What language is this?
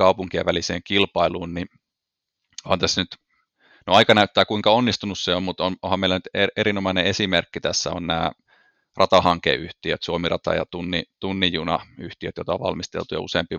Finnish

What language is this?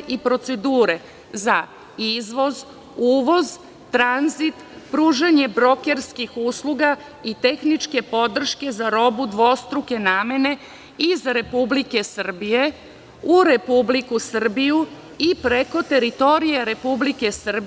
Serbian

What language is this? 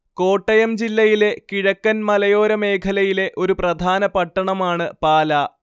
Malayalam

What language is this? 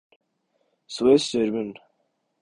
Urdu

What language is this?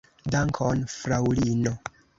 Esperanto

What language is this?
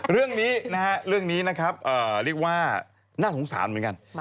Thai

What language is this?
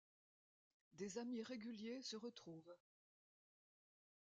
French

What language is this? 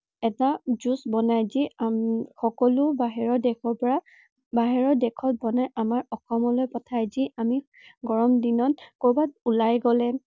Assamese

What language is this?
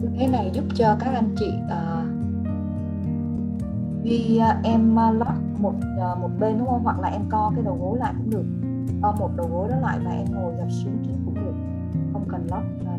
Vietnamese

